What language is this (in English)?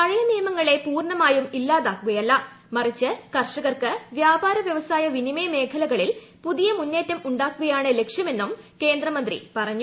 Malayalam